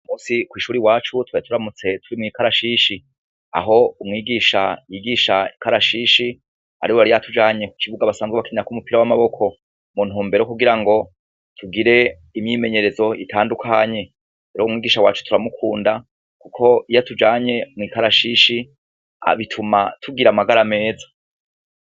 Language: Rundi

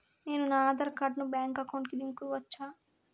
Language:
Telugu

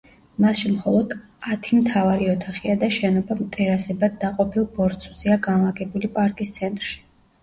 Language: Georgian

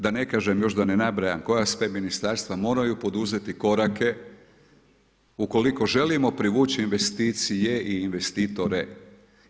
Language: Croatian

